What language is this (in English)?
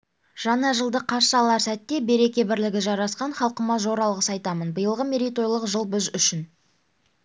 Kazakh